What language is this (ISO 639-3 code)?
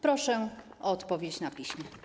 pol